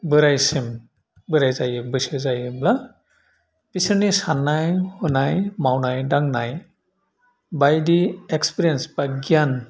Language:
Bodo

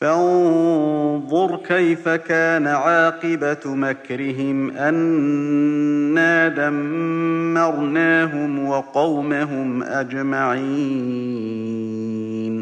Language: Arabic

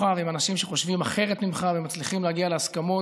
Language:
Hebrew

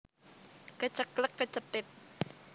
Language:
Javanese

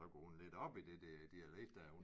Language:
Danish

